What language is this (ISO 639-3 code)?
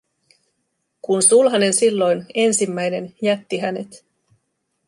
fin